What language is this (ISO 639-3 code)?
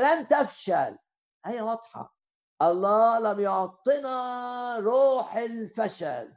ara